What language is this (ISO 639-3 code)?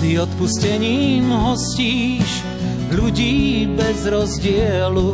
slk